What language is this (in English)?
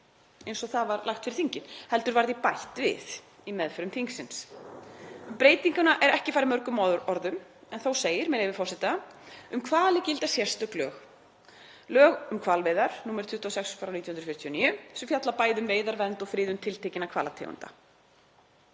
Icelandic